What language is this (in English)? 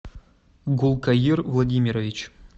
Russian